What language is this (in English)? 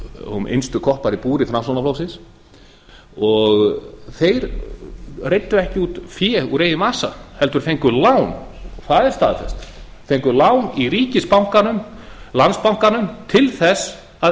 Icelandic